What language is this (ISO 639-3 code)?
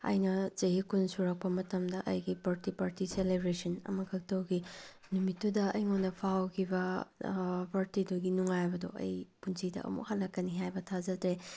mni